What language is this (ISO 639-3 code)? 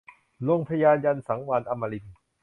tha